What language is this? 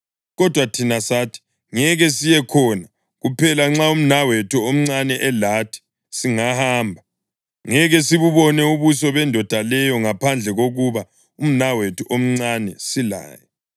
North Ndebele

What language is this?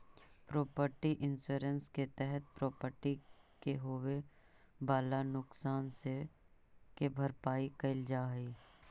Magahi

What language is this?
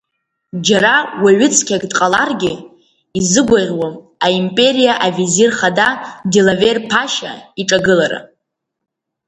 Abkhazian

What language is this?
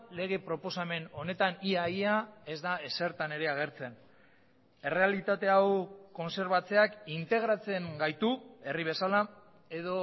Basque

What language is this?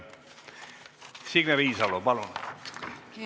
Estonian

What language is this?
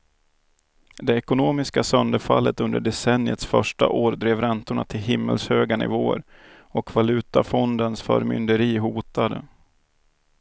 Swedish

